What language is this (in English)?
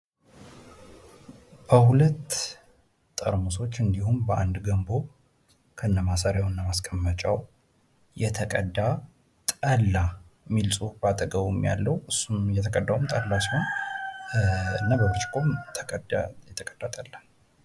Amharic